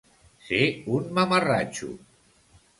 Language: Catalan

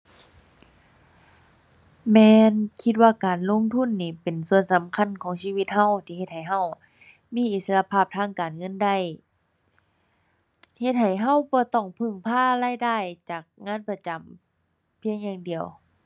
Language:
Thai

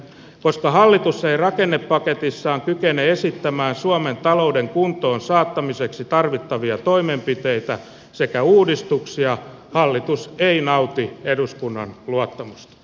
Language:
Finnish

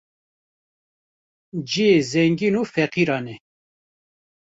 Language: Kurdish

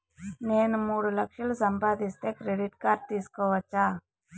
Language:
Telugu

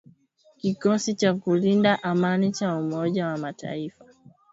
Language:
Swahili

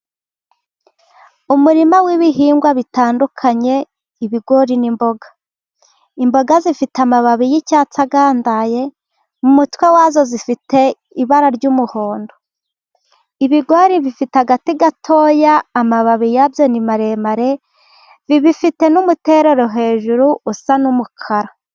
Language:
Kinyarwanda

